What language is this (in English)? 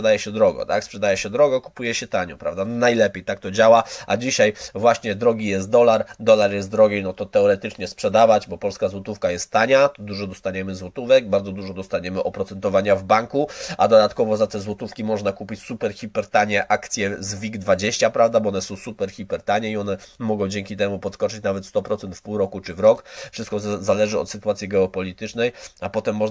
Polish